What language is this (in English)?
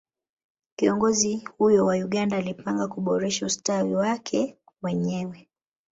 Swahili